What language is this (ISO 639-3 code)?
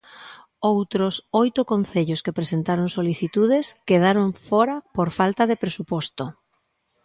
glg